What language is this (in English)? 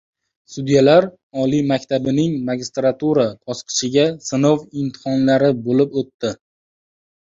Uzbek